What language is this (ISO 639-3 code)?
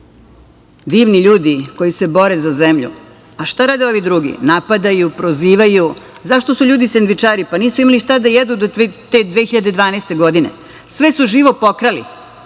srp